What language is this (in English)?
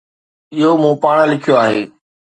Sindhi